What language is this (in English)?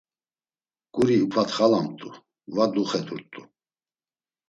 Laz